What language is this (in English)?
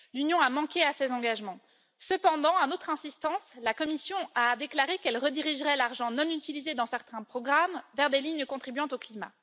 French